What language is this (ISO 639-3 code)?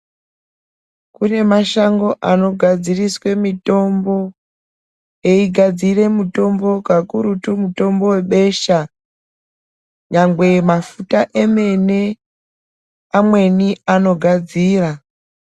ndc